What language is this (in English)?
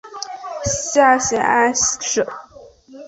Chinese